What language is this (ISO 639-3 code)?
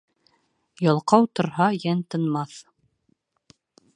bak